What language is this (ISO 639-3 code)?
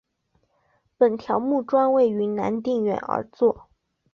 zho